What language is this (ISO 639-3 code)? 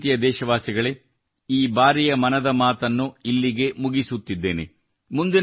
kan